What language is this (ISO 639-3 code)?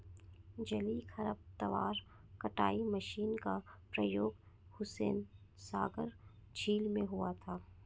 hin